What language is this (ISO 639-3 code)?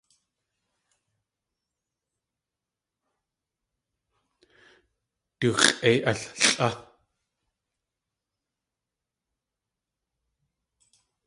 tli